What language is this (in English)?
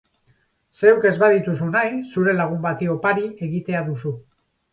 Basque